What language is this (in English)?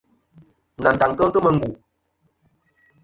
Kom